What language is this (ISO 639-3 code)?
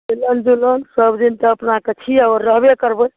mai